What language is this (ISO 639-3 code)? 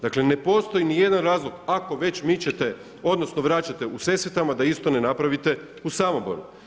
hrv